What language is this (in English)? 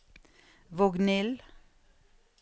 Norwegian